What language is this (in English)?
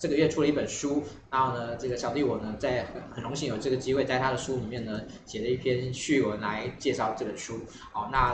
Chinese